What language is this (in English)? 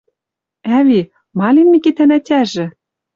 Western Mari